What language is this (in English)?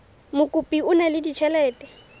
Southern Sotho